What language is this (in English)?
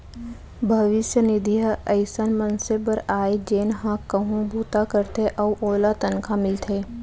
Chhattisgarhi